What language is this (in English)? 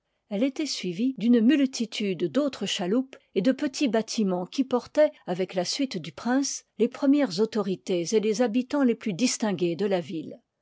French